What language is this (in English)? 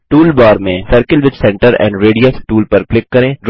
Hindi